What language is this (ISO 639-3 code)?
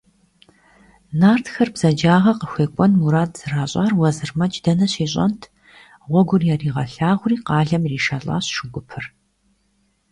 kbd